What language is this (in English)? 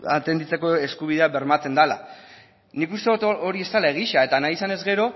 Basque